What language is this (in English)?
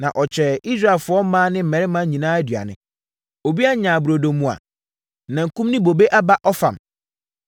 Akan